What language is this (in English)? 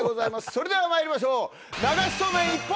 Japanese